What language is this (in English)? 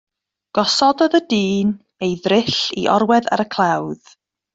Welsh